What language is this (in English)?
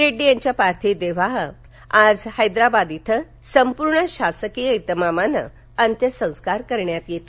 Marathi